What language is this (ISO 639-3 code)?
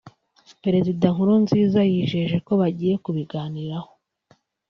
kin